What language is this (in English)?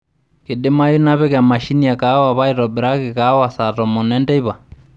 Masai